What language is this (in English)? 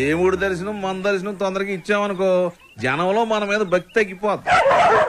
Telugu